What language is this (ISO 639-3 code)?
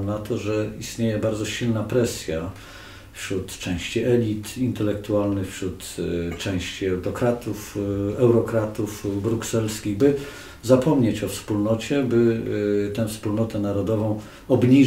pol